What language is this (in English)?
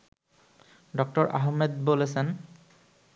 Bangla